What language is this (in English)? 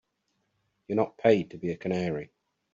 English